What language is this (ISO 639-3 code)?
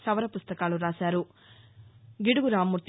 tel